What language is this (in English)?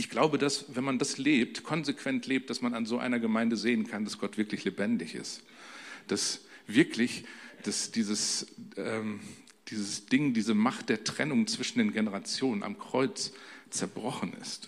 German